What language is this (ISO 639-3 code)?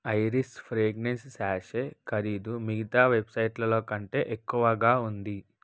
tel